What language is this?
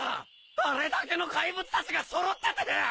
Japanese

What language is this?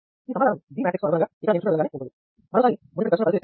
Telugu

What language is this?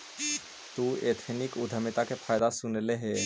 Magahi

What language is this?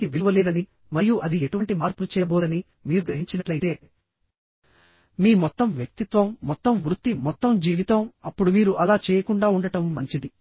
Telugu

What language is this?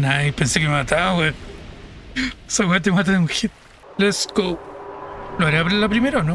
Spanish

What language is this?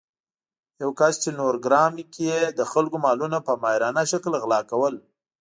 Pashto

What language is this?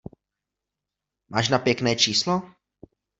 Czech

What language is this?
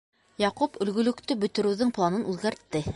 Bashkir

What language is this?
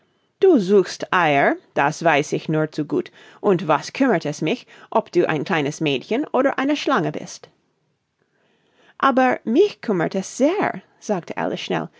German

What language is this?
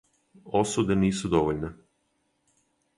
Serbian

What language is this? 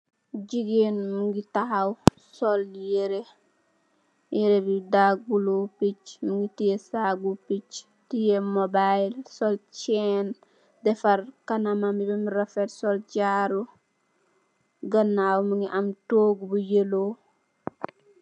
Wolof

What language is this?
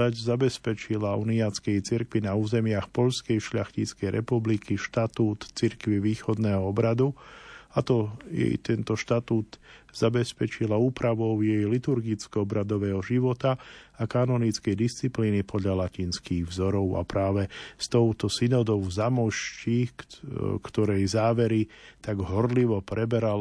Slovak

